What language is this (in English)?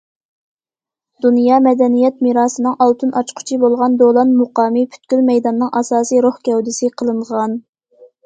Uyghur